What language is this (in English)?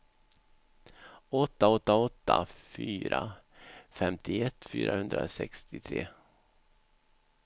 Swedish